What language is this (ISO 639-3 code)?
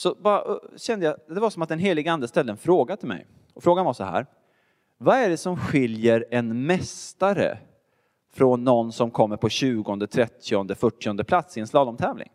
swe